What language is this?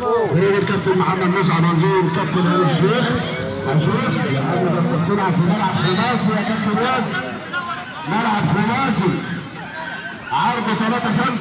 Arabic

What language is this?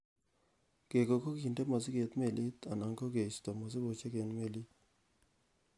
Kalenjin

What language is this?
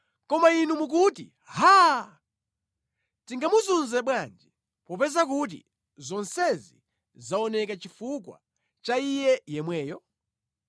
Nyanja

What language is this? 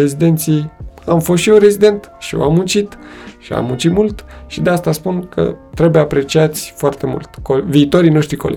Romanian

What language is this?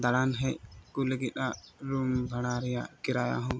Santali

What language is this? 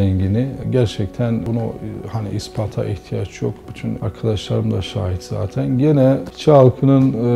Turkish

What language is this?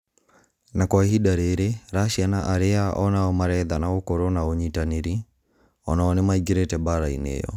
Kikuyu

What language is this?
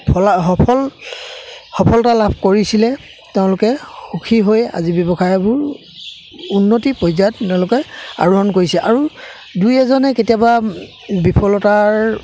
Assamese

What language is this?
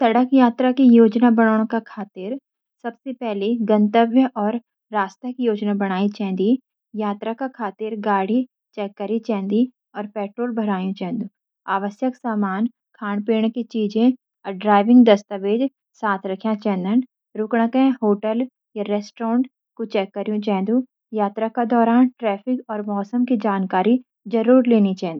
Garhwali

